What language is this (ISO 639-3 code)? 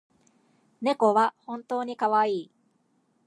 jpn